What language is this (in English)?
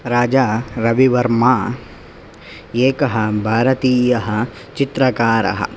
Sanskrit